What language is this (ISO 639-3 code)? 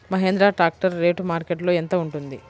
tel